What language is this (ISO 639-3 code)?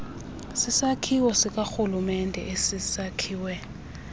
xho